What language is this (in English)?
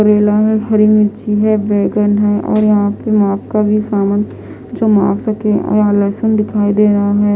Hindi